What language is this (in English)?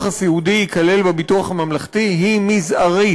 Hebrew